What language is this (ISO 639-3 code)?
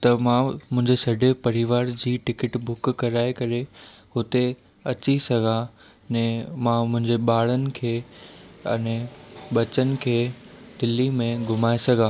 snd